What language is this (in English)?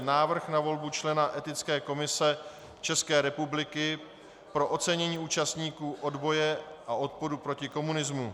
Czech